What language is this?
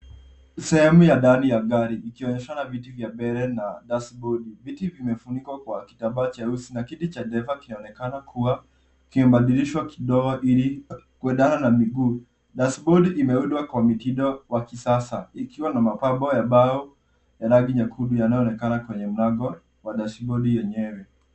Swahili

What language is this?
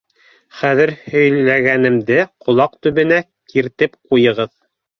Bashkir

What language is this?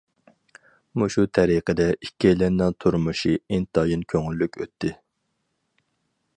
Uyghur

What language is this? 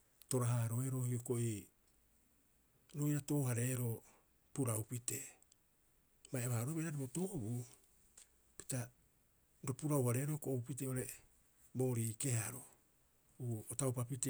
Rapoisi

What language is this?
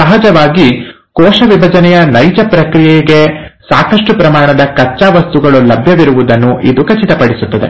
Kannada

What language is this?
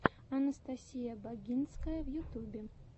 Russian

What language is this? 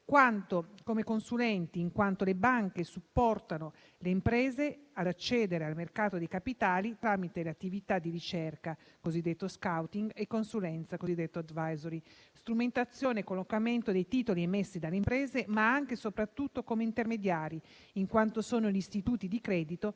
Italian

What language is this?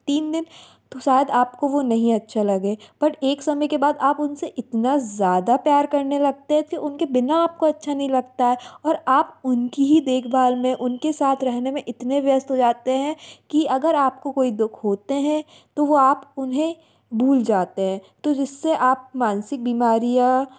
Hindi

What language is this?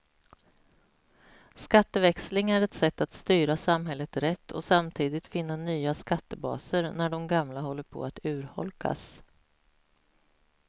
Swedish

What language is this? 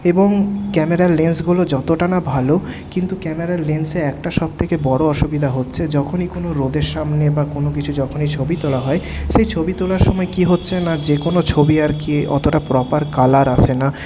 Bangla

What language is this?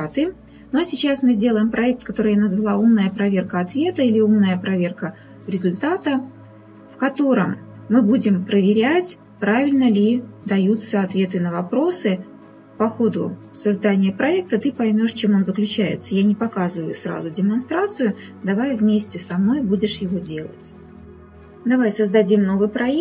Russian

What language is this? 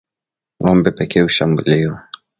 Swahili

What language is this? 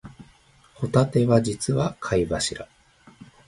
Japanese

